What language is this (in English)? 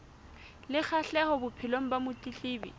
Southern Sotho